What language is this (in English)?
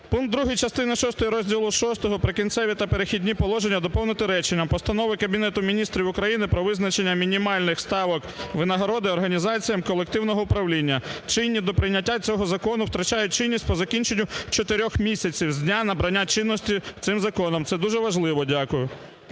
Ukrainian